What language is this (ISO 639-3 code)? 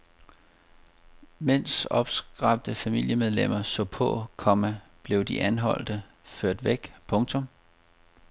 dan